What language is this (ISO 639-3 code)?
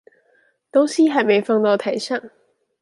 zho